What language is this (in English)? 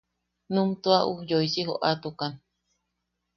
Yaqui